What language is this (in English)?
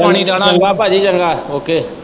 Punjabi